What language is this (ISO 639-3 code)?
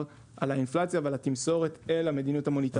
heb